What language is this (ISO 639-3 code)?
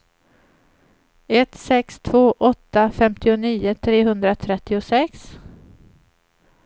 swe